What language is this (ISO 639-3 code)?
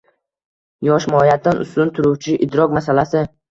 uzb